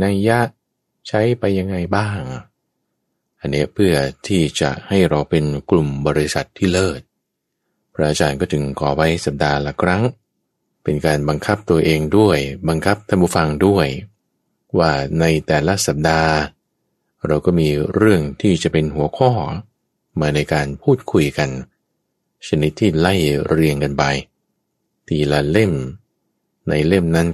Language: Thai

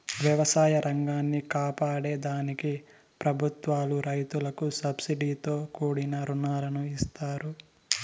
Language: Telugu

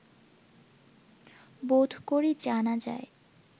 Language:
Bangla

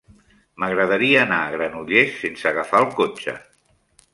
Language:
Catalan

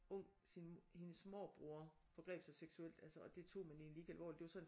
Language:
Danish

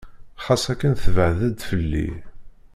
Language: Kabyle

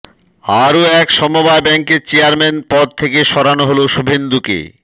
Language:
Bangla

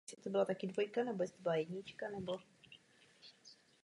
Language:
Czech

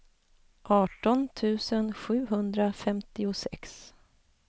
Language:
Swedish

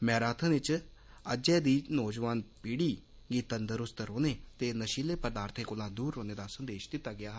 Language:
Dogri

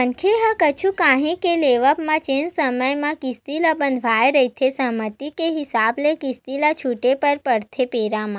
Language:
Chhattisgarhi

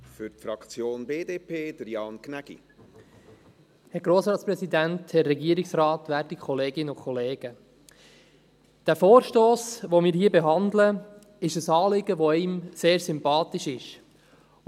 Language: Swiss German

